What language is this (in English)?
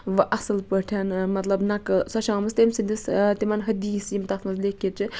Kashmiri